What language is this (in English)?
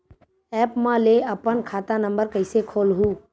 Chhattisgarhi